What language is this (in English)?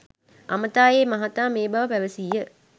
Sinhala